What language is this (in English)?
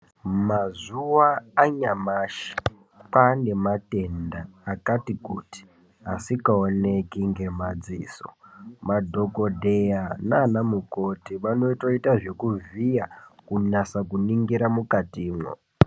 Ndau